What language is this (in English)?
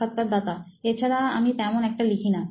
Bangla